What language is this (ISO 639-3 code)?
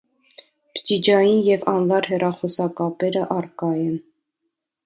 hye